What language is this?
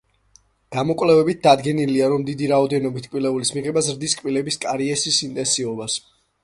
Georgian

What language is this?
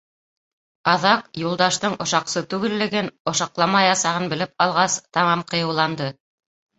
Bashkir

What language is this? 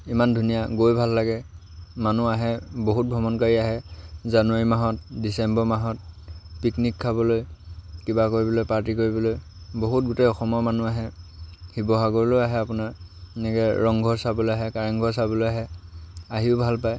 Assamese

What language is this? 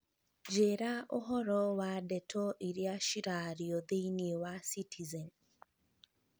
Kikuyu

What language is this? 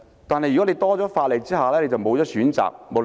Cantonese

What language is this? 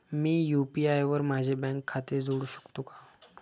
Marathi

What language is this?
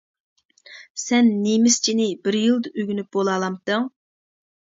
Uyghur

